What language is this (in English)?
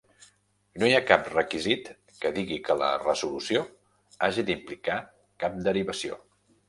Catalan